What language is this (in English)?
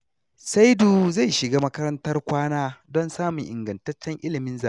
Hausa